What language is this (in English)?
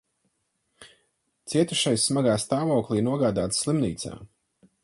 Latvian